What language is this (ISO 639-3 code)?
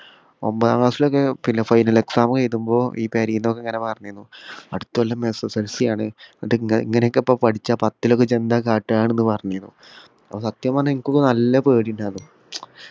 mal